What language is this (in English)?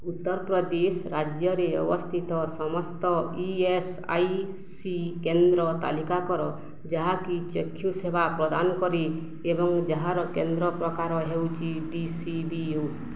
Odia